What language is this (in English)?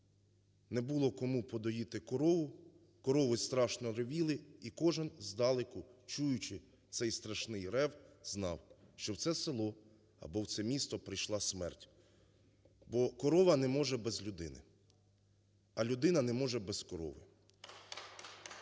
Ukrainian